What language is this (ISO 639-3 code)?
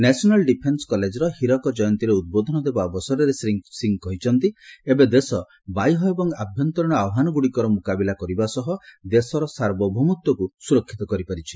ori